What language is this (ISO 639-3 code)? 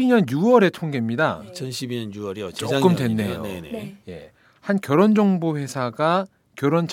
kor